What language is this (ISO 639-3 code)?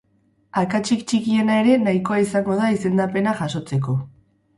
eus